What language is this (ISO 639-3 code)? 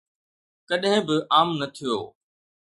snd